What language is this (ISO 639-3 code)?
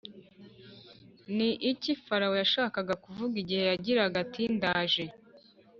kin